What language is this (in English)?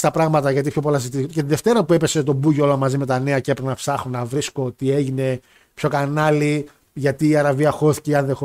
Greek